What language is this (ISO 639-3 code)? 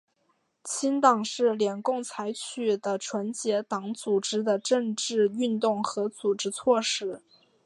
zho